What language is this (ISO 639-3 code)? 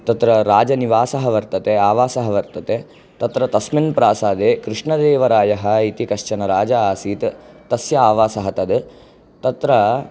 san